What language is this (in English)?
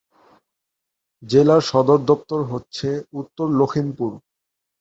Bangla